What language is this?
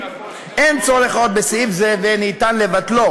Hebrew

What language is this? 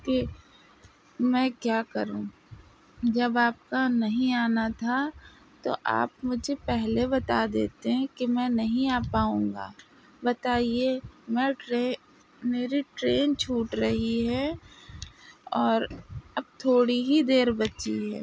Urdu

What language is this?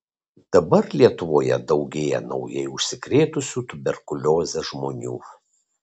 Lithuanian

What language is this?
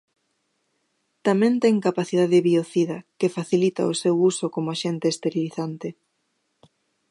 Galician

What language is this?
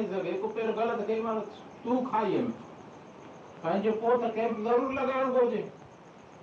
Hindi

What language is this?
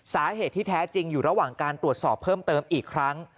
Thai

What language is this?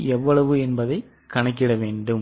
Tamil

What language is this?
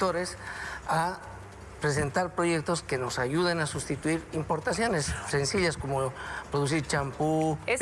Spanish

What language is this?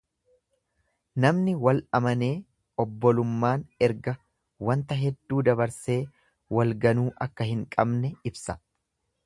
Oromo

